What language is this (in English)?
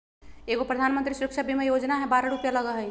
Magahi